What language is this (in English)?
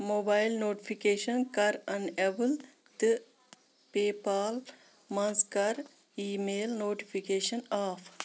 Kashmiri